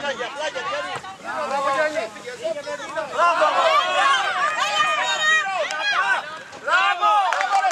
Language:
Greek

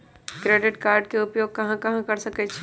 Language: Magahi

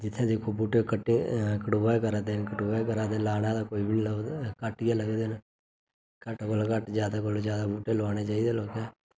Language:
Dogri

